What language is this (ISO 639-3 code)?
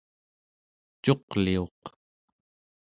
esu